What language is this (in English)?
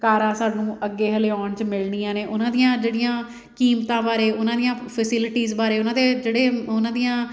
Punjabi